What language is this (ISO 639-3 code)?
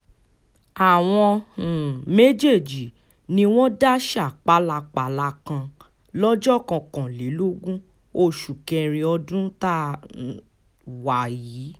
yor